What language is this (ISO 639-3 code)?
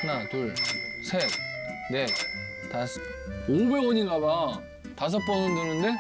kor